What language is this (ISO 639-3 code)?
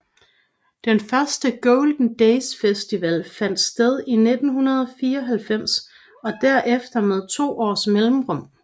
dan